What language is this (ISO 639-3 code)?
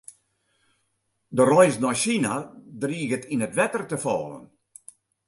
fry